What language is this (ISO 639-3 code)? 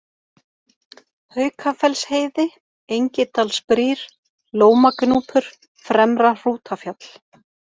isl